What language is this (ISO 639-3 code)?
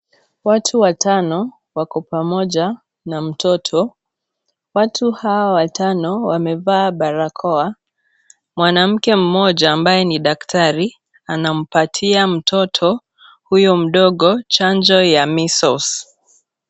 swa